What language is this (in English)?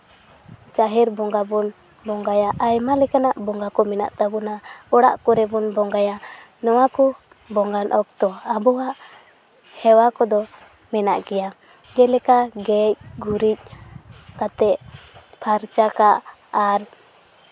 Santali